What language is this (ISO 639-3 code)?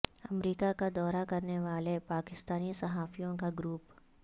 urd